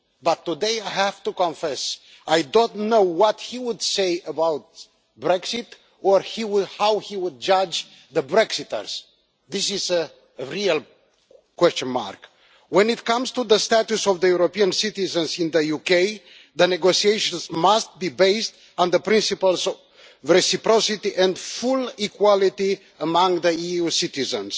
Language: English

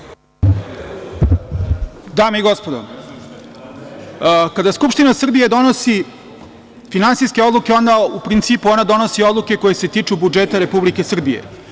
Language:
Serbian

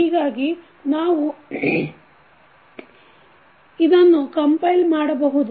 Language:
Kannada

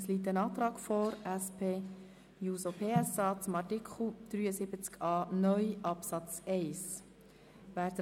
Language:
Swiss German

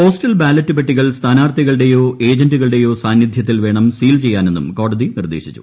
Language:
Malayalam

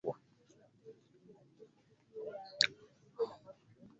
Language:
Ganda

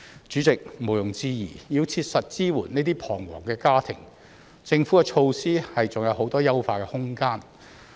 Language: Cantonese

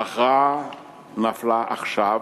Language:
Hebrew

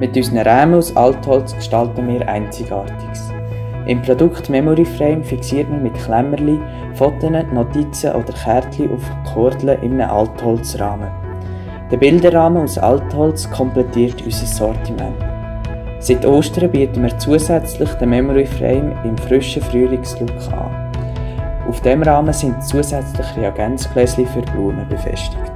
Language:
German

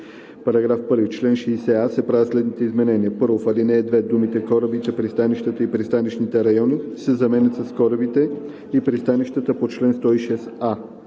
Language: Bulgarian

